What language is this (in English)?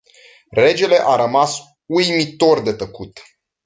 Romanian